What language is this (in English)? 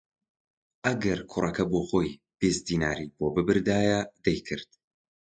Central Kurdish